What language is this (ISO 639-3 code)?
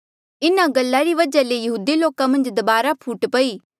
mjl